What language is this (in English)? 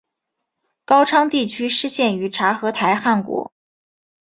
Chinese